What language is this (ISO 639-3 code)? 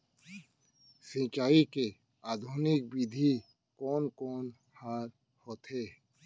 hne